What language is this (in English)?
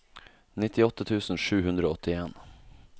Norwegian